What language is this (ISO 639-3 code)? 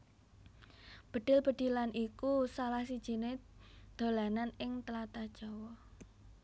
jav